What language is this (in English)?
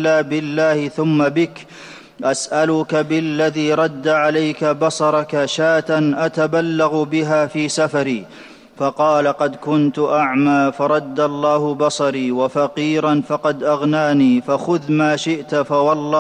Arabic